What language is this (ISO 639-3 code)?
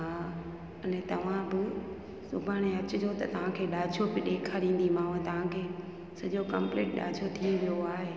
snd